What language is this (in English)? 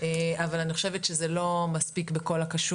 Hebrew